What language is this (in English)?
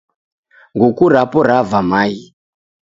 Taita